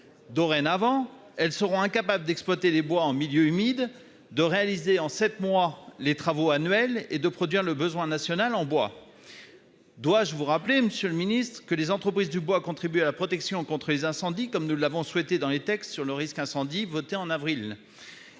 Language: French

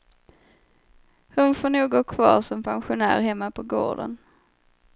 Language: Swedish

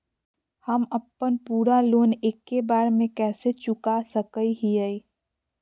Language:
Magahi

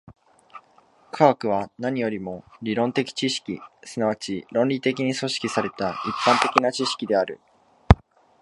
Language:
Japanese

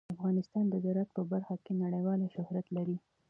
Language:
Pashto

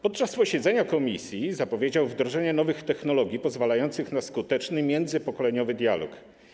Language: Polish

